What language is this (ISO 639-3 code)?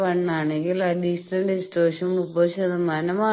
mal